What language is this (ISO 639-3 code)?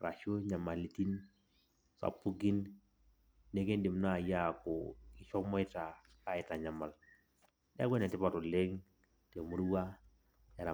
mas